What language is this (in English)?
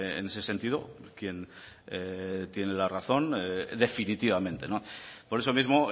Spanish